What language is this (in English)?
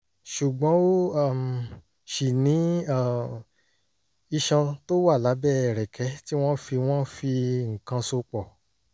Yoruba